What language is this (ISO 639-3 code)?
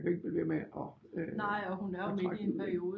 dan